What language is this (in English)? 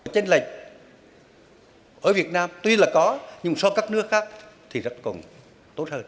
Vietnamese